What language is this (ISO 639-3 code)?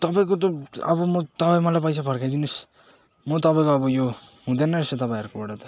nep